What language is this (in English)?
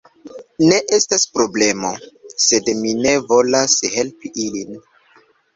Esperanto